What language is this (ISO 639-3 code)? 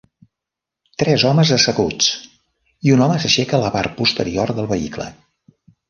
cat